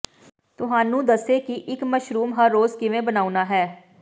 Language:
Punjabi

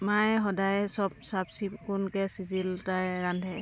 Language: Assamese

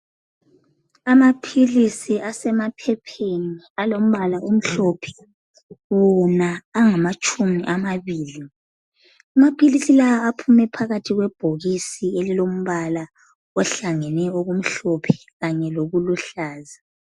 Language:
North Ndebele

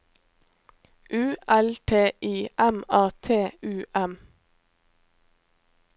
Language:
Norwegian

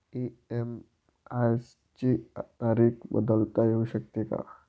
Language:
Marathi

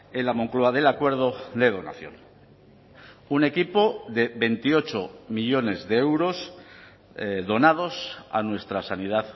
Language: Spanish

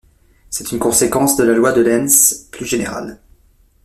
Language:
French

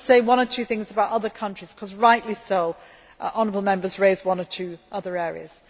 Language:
English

